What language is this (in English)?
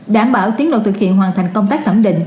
Vietnamese